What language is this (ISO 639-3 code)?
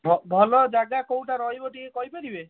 ori